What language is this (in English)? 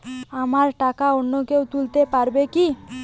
Bangla